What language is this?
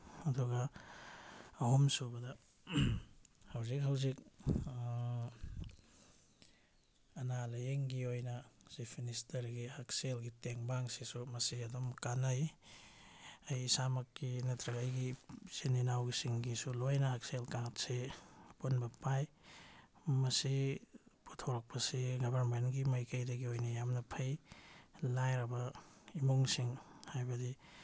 Manipuri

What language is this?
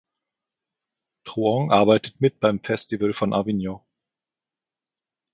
German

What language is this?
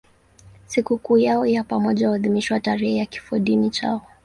Swahili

